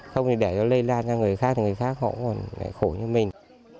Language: Vietnamese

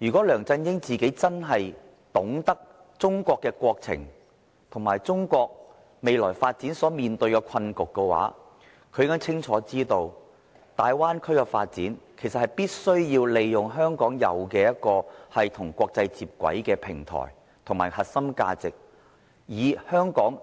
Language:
Cantonese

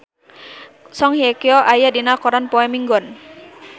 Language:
Sundanese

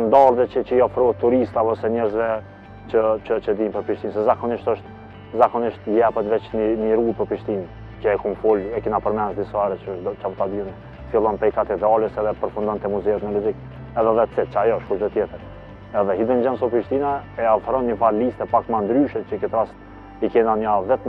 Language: Romanian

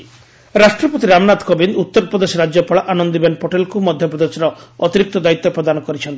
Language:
Odia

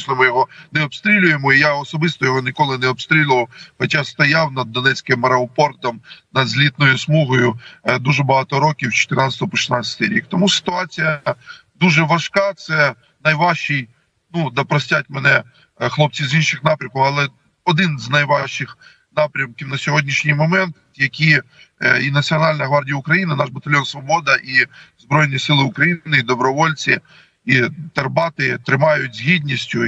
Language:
Ukrainian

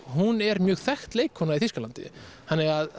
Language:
Icelandic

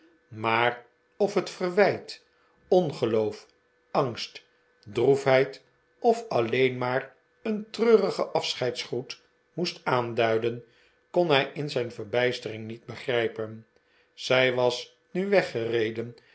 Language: Dutch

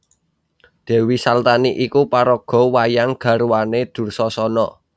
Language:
Javanese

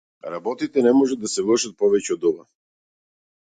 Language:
Macedonian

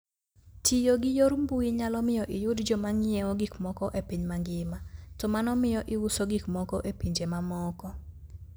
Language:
Luo (Kenya and Tanzania)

